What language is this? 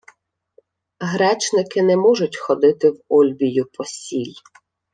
Ukrainian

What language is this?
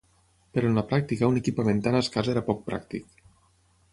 Catalan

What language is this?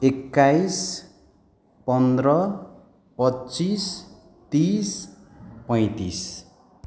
Nepali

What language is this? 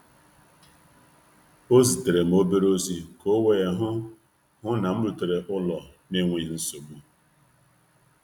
Igbo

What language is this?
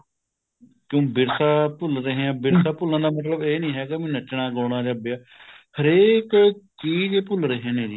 Punjabi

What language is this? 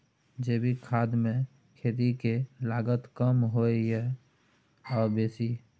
Maithili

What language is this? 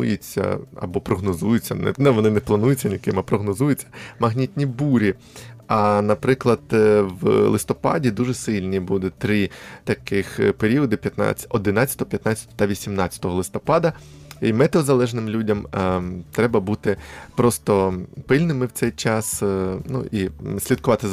Ukrainian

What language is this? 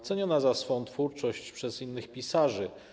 Polish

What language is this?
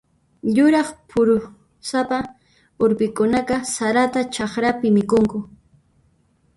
Puno Quechua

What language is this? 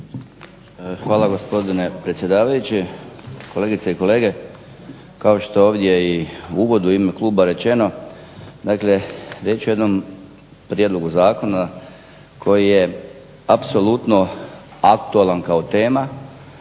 Croatian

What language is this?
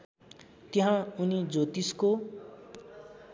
Nepali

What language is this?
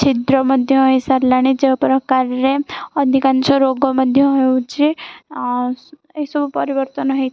Odia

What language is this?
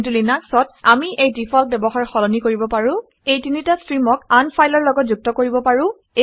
Assamese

